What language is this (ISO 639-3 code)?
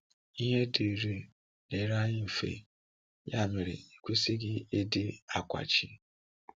ibo